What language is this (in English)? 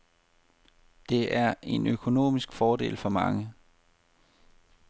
Danish